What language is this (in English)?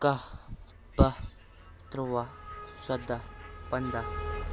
Kashmiri